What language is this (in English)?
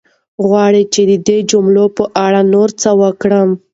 Pashto